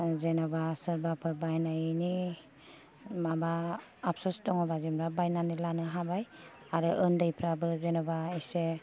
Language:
Bodo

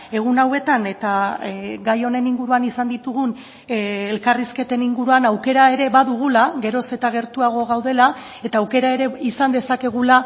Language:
Basque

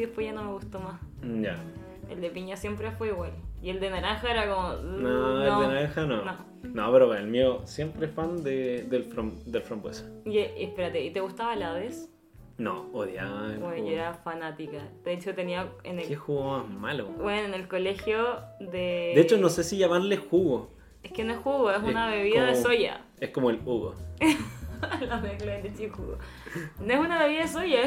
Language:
Spanish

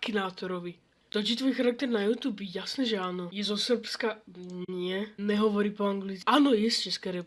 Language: Slovak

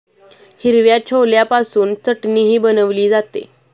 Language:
Marathi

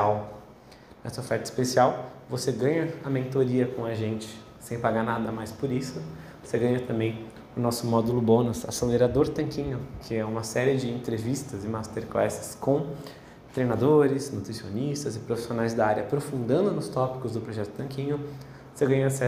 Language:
Portuguese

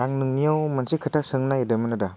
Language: Bodo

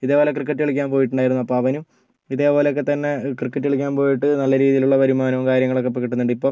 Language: Malayalam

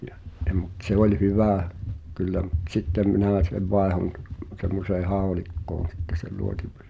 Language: Finnish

